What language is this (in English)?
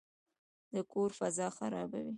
Pashto